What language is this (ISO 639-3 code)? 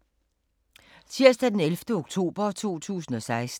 dan